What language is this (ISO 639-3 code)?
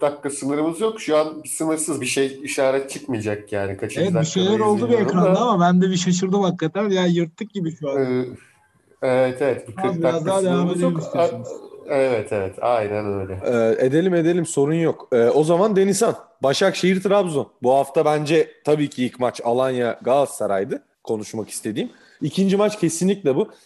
tur